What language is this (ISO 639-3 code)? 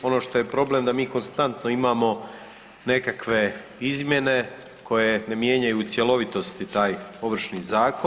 hrv